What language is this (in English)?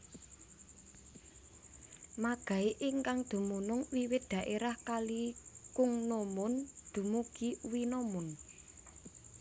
Javanese